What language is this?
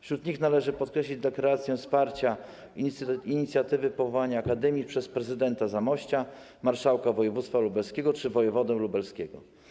Polish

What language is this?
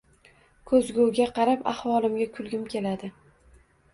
Uzbek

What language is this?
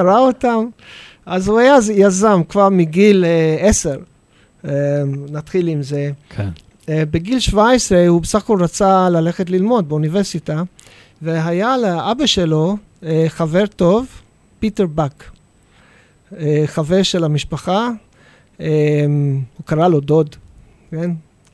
Hebrew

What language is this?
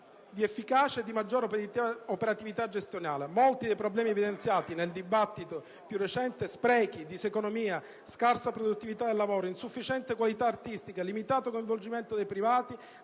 Italian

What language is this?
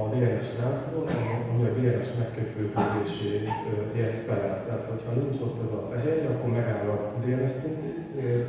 Hungarian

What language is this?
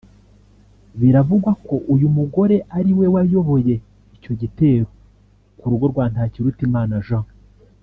Kinyarwanda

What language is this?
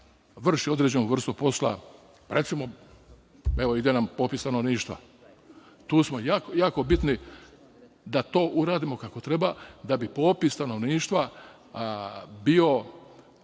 Serbian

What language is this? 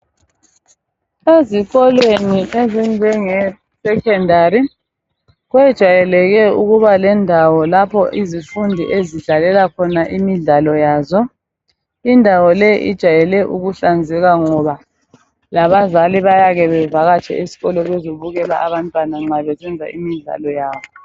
North Ndebele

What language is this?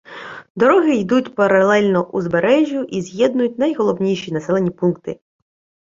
Ukrainian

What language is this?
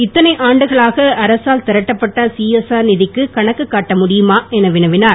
Tamil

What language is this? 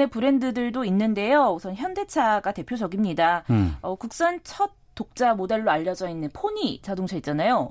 Korean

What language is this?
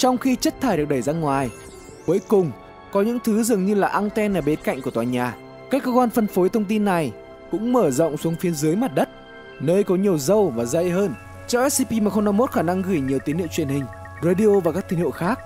Vietnamese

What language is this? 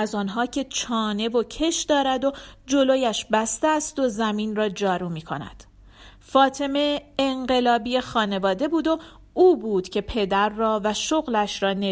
Persian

